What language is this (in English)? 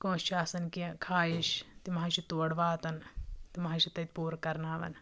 Kashmiri